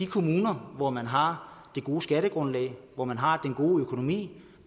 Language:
Danish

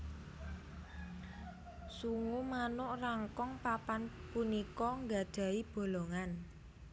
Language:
Javanese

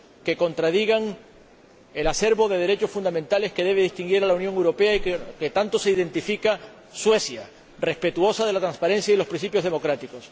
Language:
Spanish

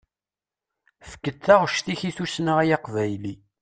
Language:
Kabyle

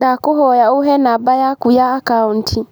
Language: Kikuyu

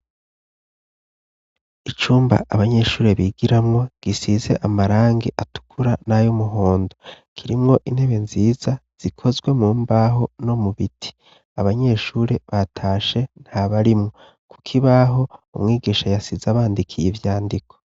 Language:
Rundi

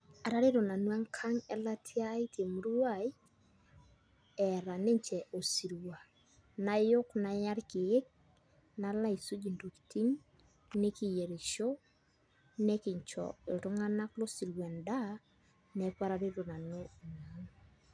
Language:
Masai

